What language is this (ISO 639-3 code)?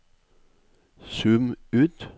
nor